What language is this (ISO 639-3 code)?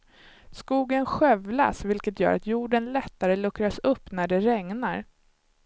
swe